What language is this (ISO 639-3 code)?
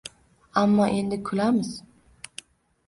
uzb